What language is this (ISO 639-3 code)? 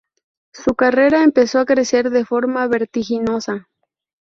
spa